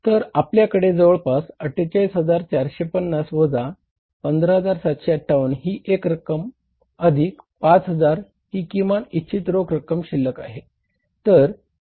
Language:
Marathi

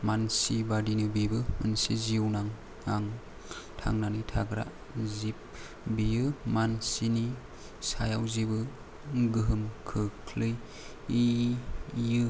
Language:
Bodo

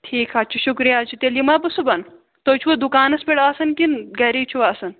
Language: Kashmiri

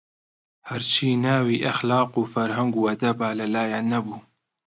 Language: Central Kurdish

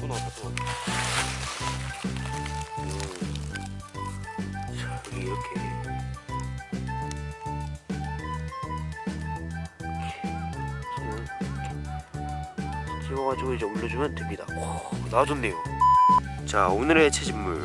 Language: Korean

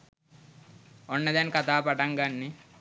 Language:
Sinhala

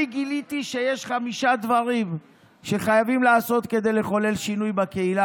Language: Hebrew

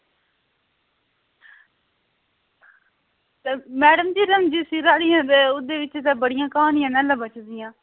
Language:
Dogri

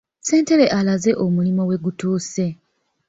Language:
Ganda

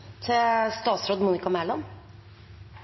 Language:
Norwegian Bokmål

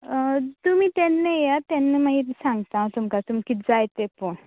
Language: Konkani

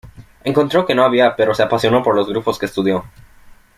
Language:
Spanish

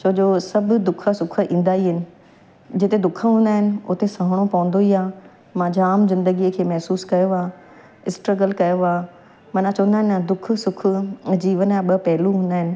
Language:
Sindhi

